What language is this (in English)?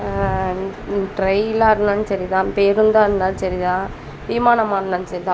Tamil